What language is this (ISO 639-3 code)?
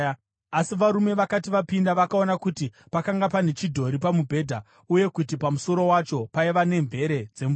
sna